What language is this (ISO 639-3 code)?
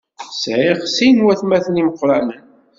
kab